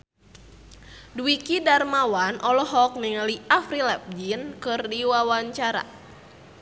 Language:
Sundanese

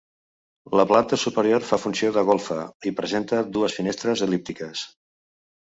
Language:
Catalan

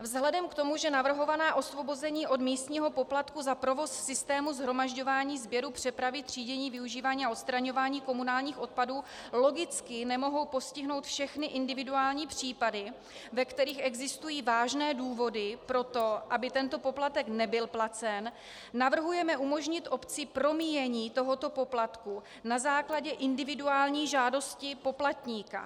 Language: Czech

